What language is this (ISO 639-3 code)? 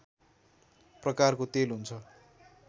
nep